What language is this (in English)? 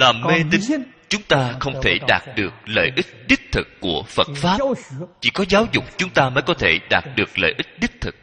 Vietnamese